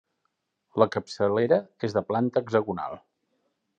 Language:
Catalan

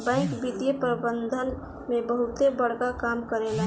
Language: Bhojpuri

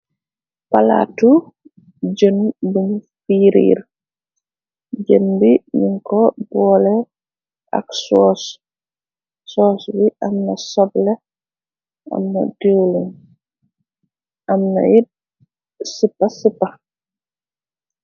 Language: Wolof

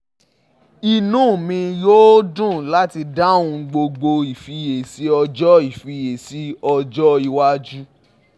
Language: Yoruba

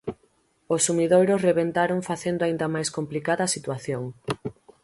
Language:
Galician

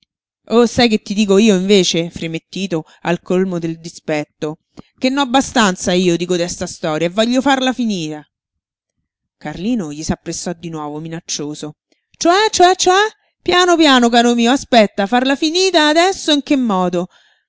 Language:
Italian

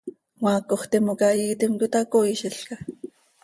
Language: Seri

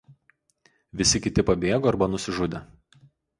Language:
Lithuanian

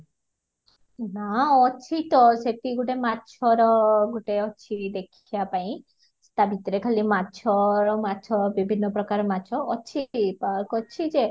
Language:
Odia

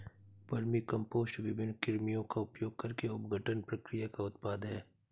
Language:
Hindi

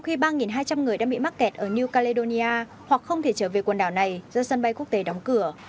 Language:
Vietnamese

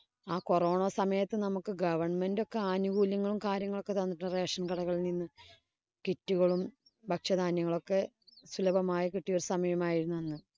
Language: Malayalam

